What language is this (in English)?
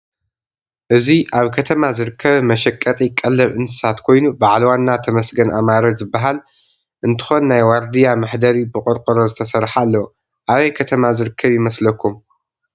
Tigrinya